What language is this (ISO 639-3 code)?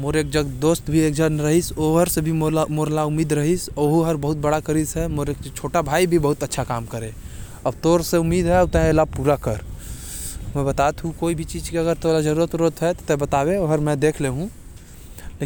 kfp